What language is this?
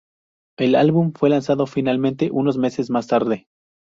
Spanish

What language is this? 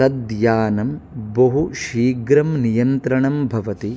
Sanskrit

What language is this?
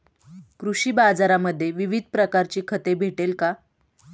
Marathi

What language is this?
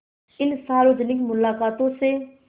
Hindi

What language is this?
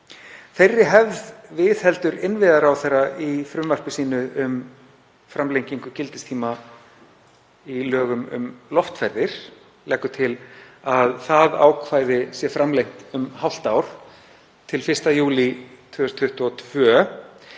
Icelandic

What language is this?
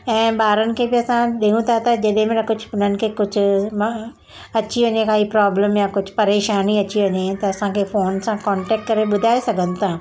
Sindhi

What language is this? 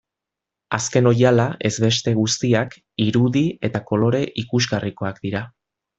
Basque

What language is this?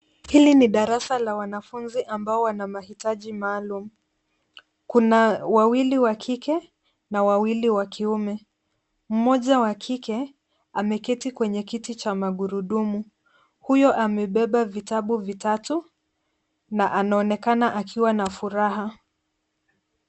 Swahili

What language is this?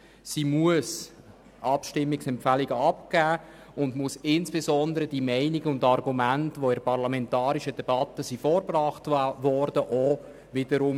Swiss German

